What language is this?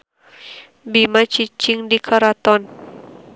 Sundanese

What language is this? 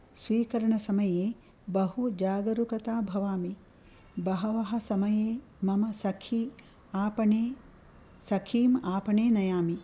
Sanskrit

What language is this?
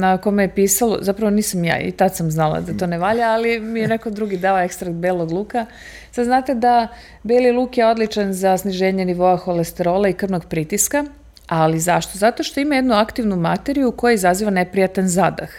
Croatian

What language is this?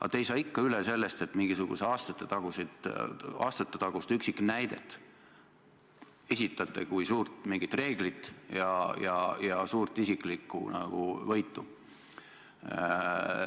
Estonian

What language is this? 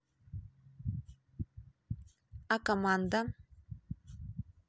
Russian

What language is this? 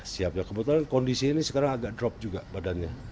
Indonesian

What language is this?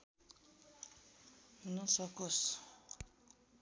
Nepali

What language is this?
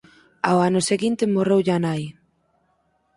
Galician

